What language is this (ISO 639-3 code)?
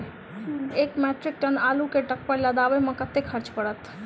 mai